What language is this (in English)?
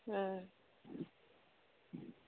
Maithili